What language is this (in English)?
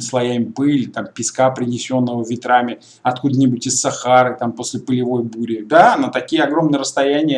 Russian